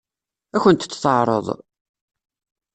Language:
Kabyle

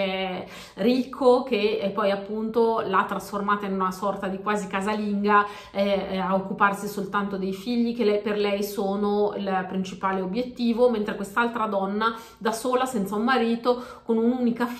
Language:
Italian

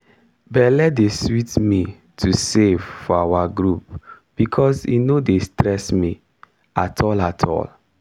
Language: Nigerian Pidgin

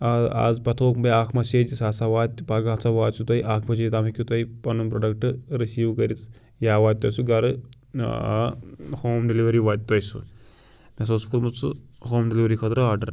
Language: Kashmiri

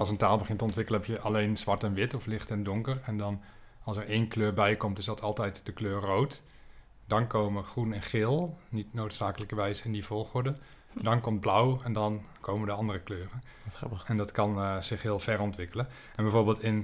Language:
Dutch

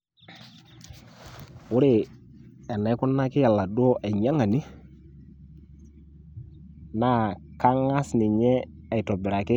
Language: Masai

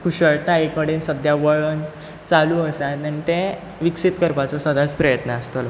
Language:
Konkani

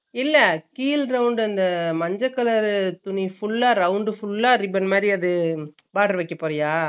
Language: Tamil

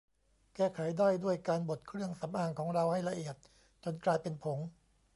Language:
Thai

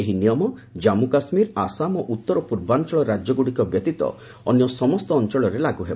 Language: Odia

